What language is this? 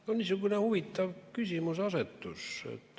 Estonian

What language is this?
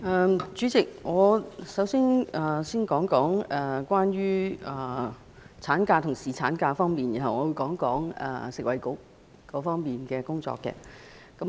Cantonese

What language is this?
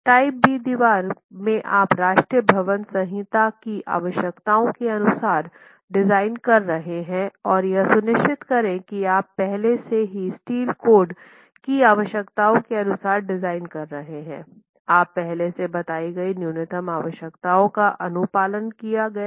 Hindi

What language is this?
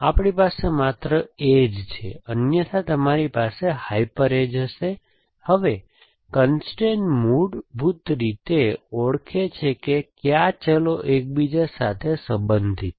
Gujarati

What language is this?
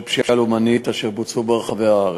Hebrew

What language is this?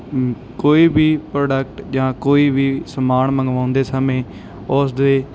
Punjabi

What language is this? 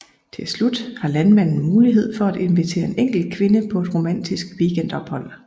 Danish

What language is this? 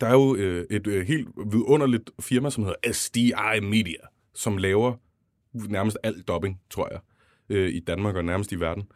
Danish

